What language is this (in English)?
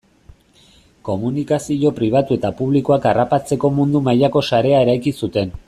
Basque